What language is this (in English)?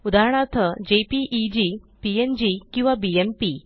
Marathi